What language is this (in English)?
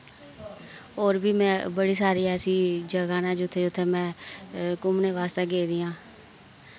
Dogri